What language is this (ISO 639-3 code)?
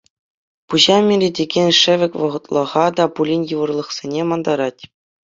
chv